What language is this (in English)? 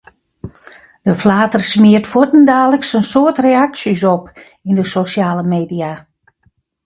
Western Frisian